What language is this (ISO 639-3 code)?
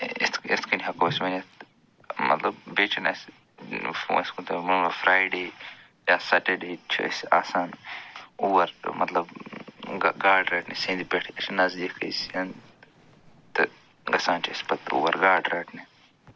kas